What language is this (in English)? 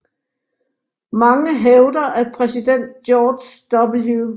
Danish